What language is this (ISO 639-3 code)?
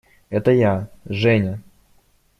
rus